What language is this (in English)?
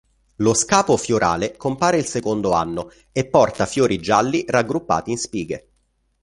Italian